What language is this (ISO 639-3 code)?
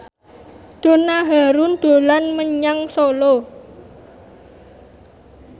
jav